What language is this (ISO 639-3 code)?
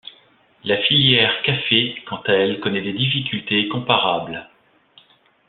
fra